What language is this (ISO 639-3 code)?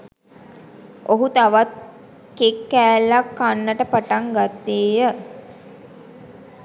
sin